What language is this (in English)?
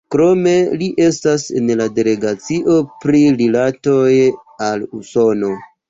Esperanto